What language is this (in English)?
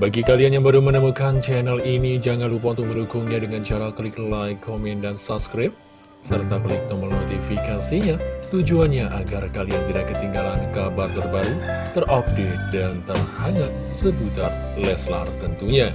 Indonesian